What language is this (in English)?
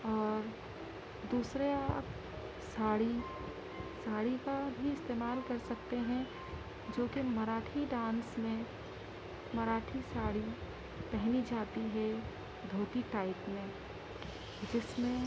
Urdu